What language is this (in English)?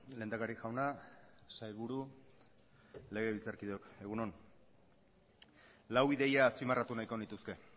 Basque